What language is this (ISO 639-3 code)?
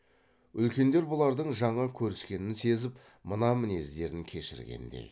kaz